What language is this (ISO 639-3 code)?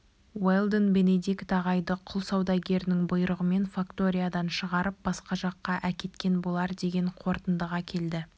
kaz